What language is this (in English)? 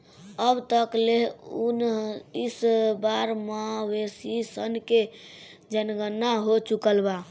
Bhojpuri